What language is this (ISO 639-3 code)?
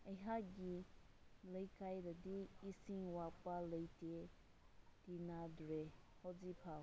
mni